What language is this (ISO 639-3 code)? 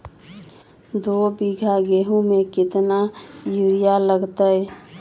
mag